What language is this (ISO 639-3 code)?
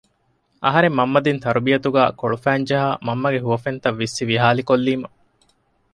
div